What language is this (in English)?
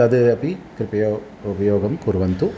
Sanskrit